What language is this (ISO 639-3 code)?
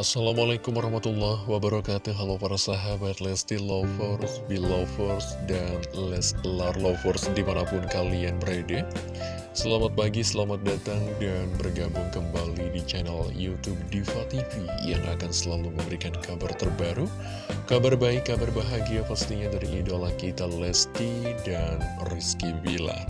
ind